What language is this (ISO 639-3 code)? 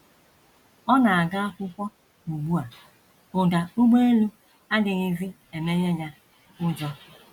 ibo